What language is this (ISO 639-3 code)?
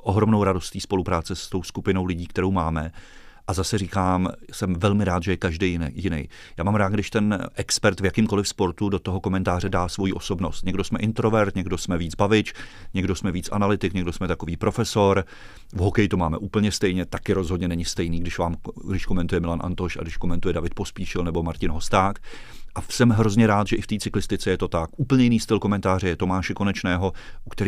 ces